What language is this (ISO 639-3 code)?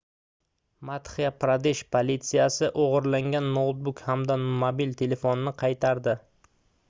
uzb